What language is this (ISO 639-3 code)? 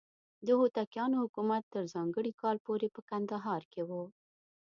pus